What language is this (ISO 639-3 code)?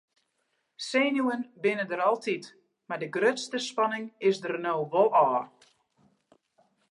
fry